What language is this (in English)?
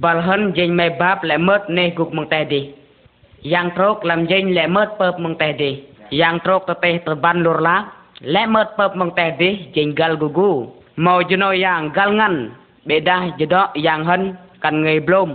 Vietnamese